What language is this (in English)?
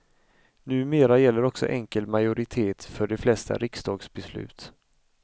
Swedish